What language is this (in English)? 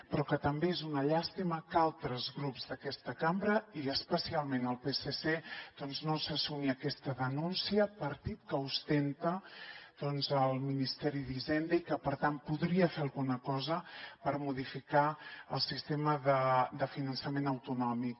Catalan